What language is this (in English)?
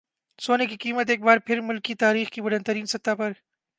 Urdu